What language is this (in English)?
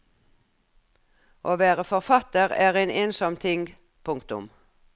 Norwegian